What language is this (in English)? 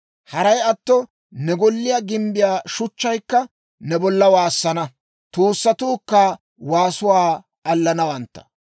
Dawro